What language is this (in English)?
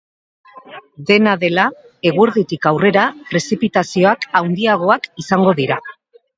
Basque